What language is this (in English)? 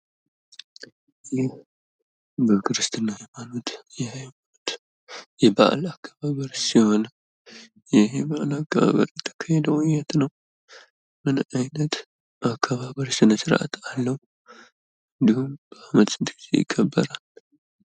Amharic